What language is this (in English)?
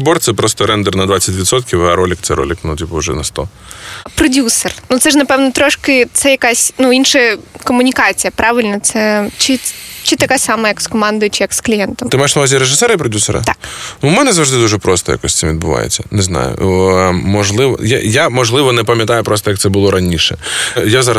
Ukrainian